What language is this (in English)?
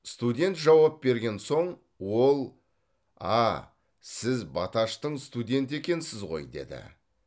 Kazakh